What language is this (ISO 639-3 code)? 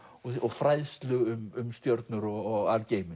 isl